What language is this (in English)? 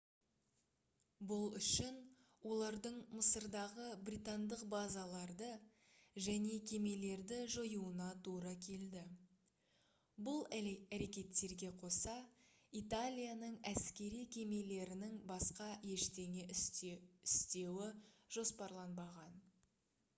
Kazakh